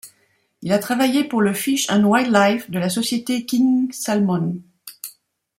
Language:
French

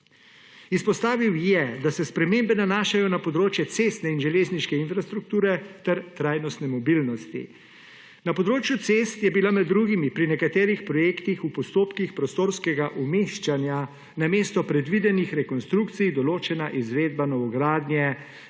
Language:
Slovenian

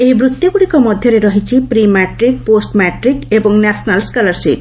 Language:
Odia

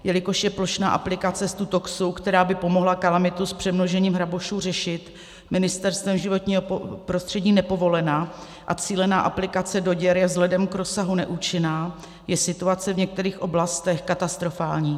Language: Czech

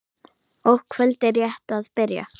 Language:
Icelandic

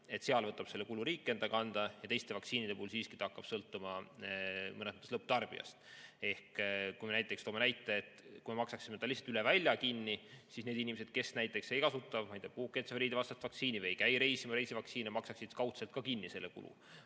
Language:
Estonian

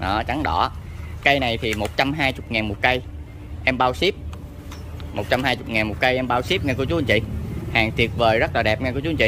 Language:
Vietnamese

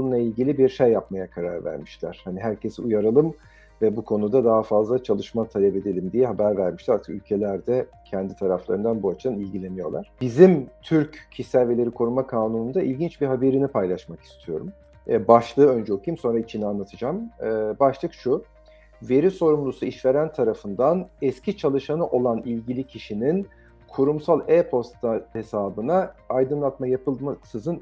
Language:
Turkish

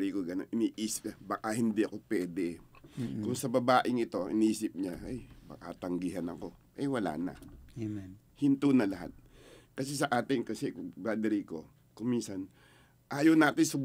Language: Filipino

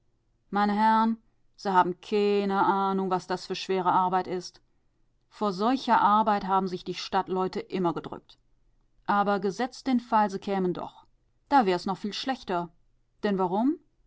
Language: German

